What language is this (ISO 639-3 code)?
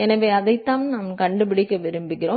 tam